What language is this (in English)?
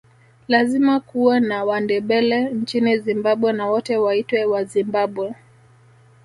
Swahili